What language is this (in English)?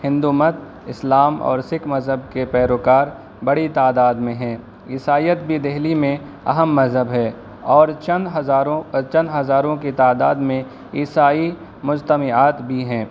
Urdu